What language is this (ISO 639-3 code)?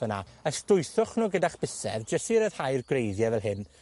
cym